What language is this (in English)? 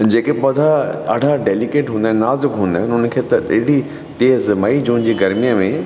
Sindhi